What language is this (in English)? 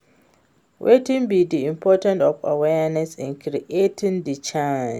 Nigerian Pidgin